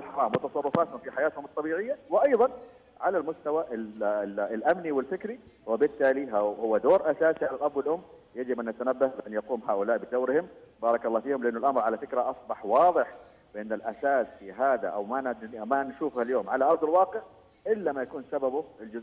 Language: Arabic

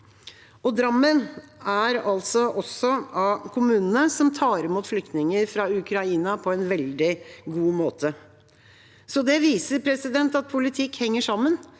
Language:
Norwegian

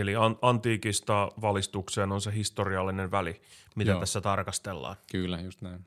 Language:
Finnish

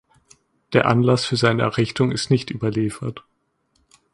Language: German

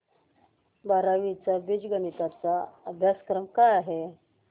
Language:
Marathi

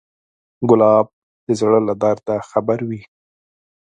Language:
Pashto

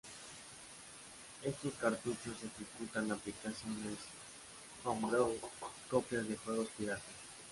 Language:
Spanish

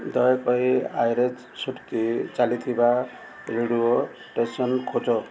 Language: Odia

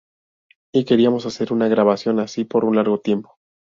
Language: Spanish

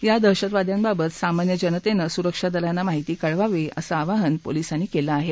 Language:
Marathi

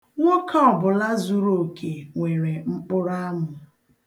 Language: Igbo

